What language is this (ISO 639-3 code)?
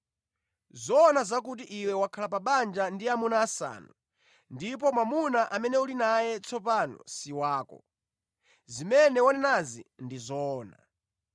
nya